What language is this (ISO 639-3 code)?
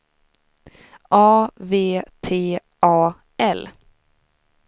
swe